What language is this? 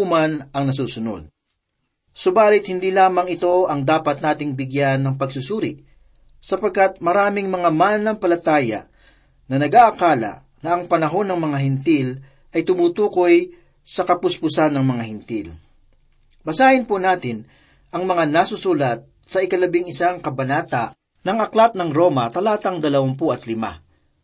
Filipino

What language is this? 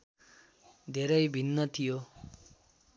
Nepali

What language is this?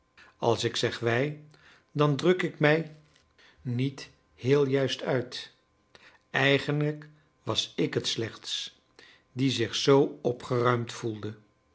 Dutch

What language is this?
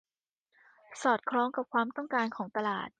Thai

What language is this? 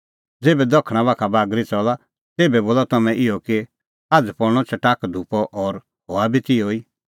Kullu Pahari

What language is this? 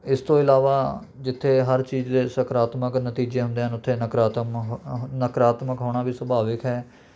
Punjabi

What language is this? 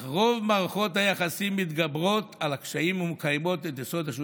Hebrew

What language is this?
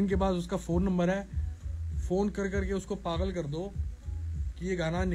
Hindi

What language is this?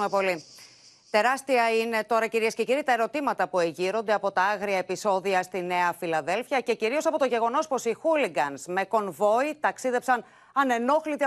Greek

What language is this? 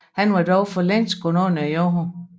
Danish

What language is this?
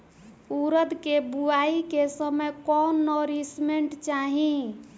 Bhojpuri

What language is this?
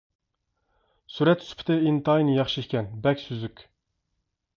Uyghur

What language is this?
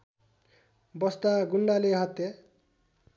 Nepali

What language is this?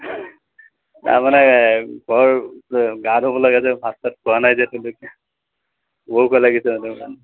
Assamese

